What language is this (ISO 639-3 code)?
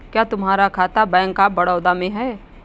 hin